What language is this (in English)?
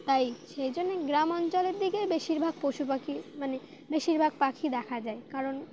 Bangla